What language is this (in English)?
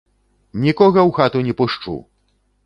Belarusian